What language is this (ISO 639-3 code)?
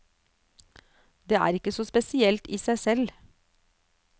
nor